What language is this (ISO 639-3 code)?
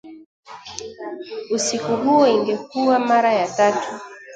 swa